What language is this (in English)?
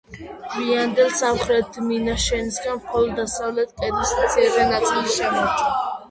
Georgian